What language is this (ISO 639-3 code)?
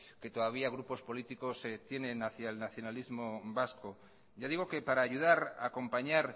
spa